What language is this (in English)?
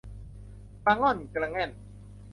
Thai